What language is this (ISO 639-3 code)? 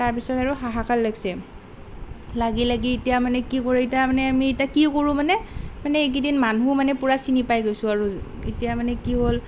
asm